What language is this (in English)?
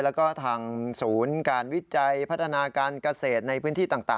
Thai